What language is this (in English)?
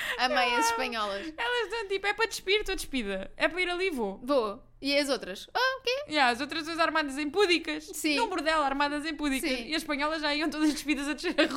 Portuguese